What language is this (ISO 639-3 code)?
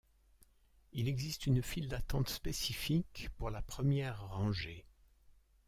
fra